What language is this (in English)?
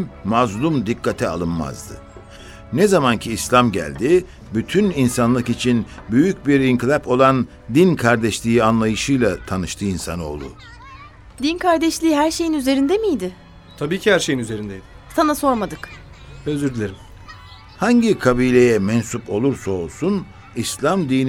Turkish